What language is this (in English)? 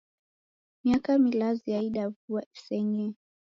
Taita